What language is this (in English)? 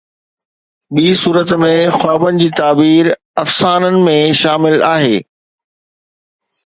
Sindhi